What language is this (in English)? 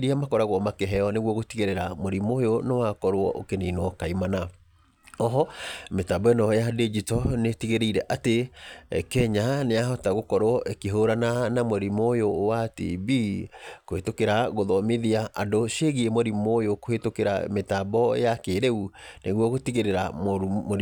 Kikuyu